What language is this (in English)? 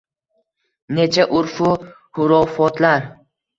Uzbek